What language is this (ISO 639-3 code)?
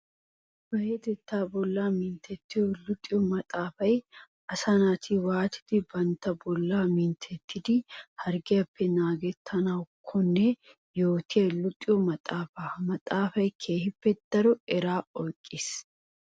wal